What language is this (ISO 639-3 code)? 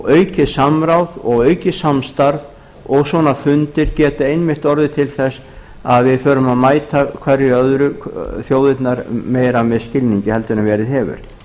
isl